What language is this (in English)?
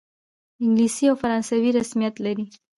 Pashto